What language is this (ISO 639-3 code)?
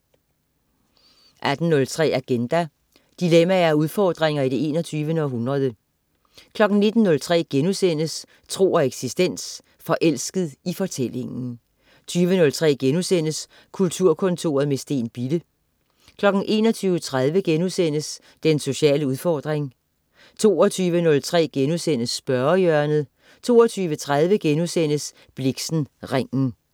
dan